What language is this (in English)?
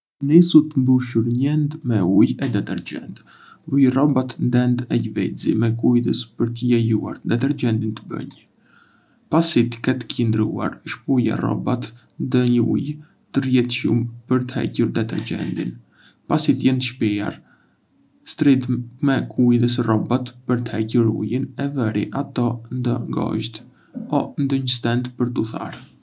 Arbëreshë Albanian